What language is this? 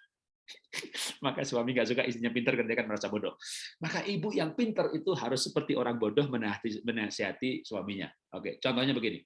Indonesian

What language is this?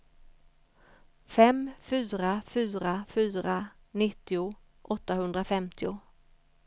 Swedish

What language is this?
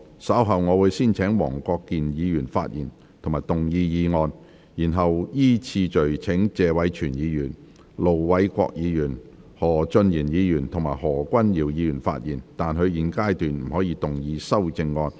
Cantonese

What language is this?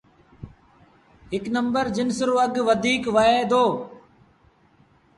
Sindhi Bhil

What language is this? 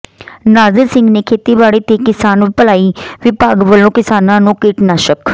Punjabi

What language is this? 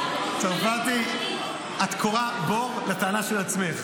Hebrew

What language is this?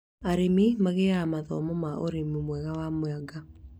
Kikuyu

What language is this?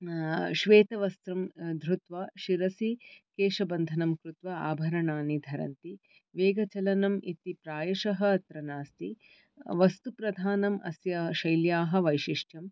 Sanskrit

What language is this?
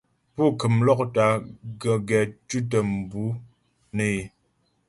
Ghomala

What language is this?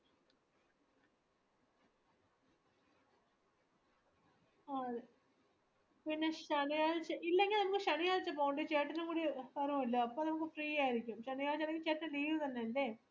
Malayalam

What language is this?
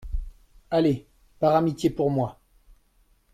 French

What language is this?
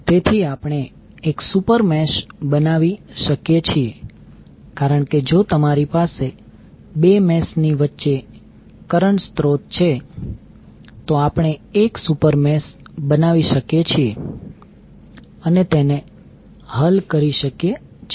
Gujarati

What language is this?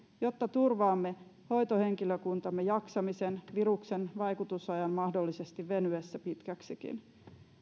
Finnish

